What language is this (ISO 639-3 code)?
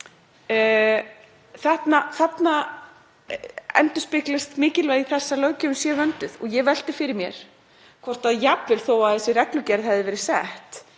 isl